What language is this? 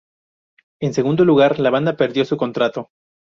Spanish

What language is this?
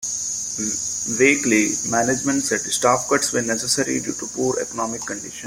English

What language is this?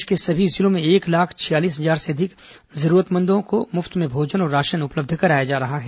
Hindi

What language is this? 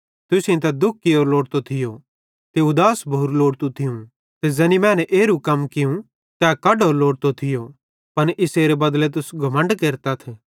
Bhadrawahi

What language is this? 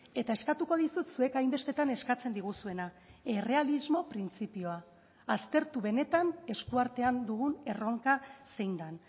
Basque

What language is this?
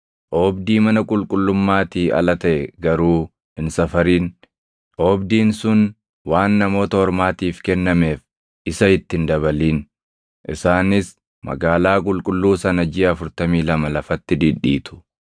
Oromo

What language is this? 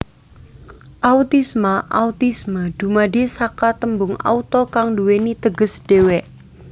Javanese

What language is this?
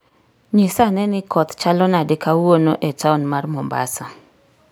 Luo (Kenya and Tanzania)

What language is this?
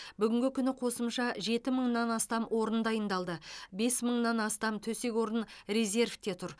Kazakh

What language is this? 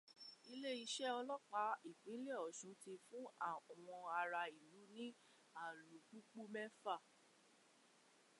Yoruba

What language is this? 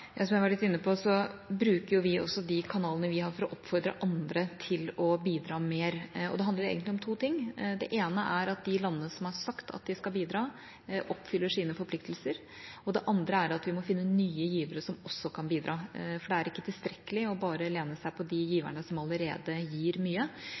Norwegian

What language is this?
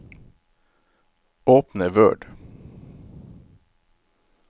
Norwegian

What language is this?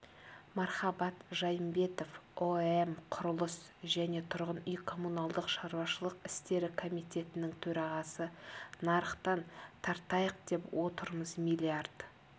Kazakh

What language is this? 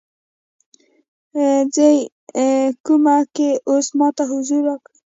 Pashto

